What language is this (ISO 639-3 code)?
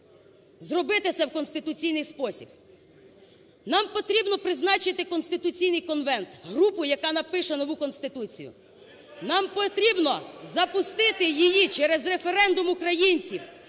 ukr